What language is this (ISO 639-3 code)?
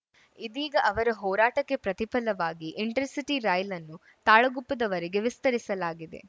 kan